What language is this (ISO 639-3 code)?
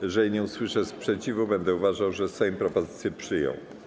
pol